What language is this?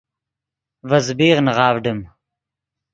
Yidgha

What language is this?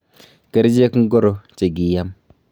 Kalenjin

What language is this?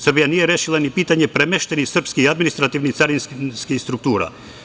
Serbian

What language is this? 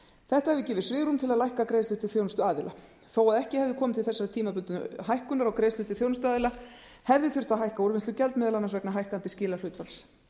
Icelandic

